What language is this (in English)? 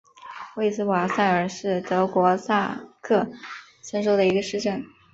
Chinese